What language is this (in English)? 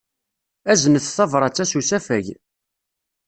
Kabyle